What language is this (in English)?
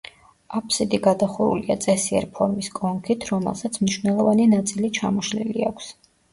Georgian